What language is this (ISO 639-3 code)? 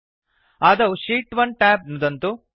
san